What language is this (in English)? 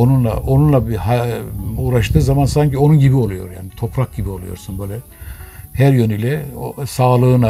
Turkish